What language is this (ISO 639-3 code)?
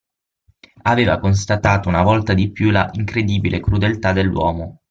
ita